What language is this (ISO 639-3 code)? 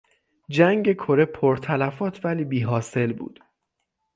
fas